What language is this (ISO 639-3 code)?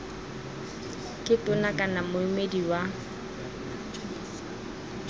tsn